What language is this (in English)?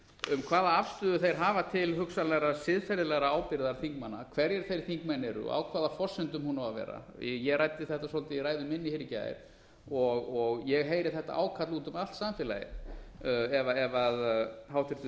Icelandic